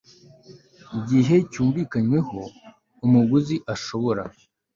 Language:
Kinyarwanda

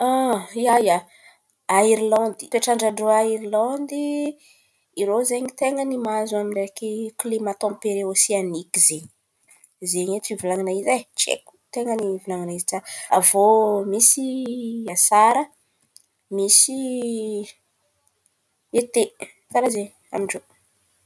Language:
Antankarana Malagasy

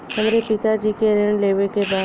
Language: Bhojpuri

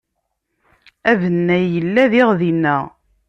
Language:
Kabyle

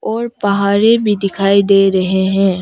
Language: Hindi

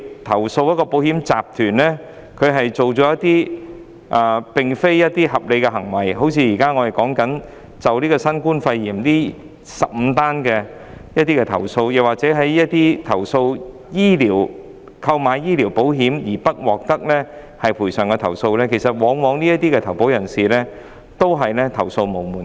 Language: Cantonese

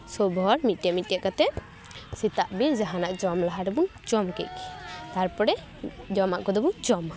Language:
Santali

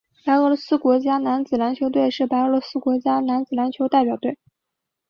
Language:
Chinese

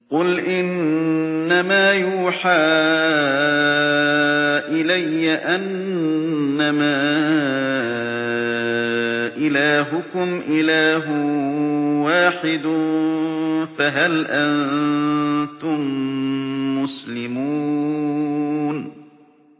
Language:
Arabic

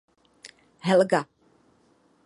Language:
Czech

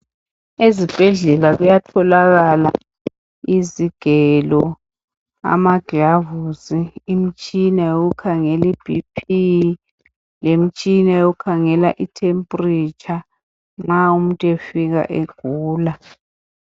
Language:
North Ndebele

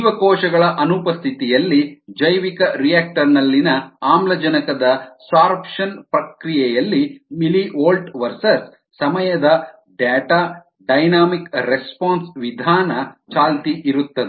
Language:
Kannada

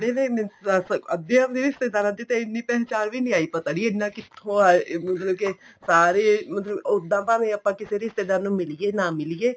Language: Punjabi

